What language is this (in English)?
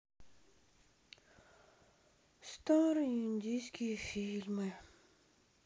Russian